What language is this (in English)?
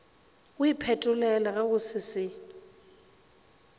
Northern Sotho